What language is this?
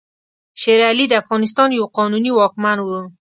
Pashto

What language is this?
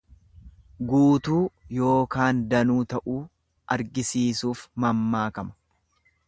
Oromo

